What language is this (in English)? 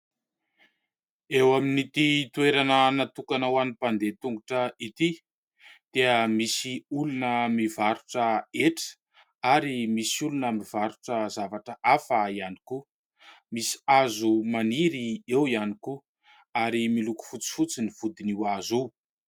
Malagasy